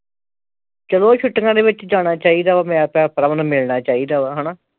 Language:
Punjabi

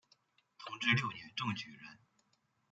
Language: Chinese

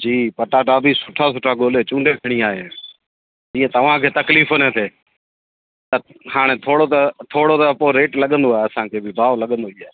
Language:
Sindhi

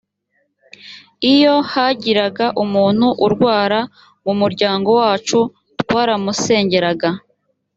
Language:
Kinyarwanda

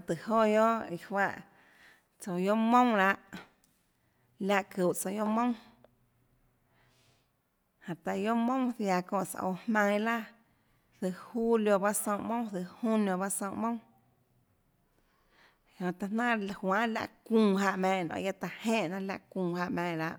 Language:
Tlacoatzintepec Chinantec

